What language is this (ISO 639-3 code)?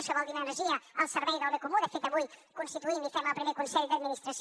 cat